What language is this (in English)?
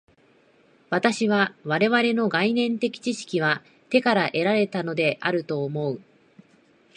Japanese